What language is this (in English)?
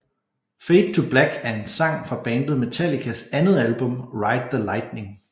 Danish